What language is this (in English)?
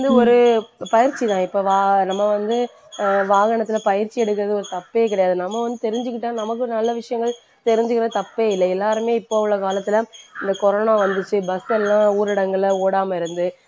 Tamil